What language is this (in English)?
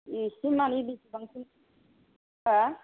Bodo